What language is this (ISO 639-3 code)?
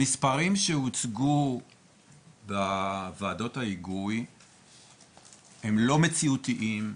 heb